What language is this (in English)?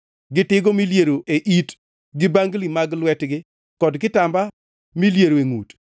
Luo (Kenya and Tanzania)